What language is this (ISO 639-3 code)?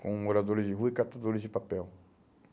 por